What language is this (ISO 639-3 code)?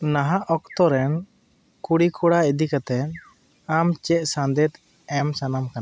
sat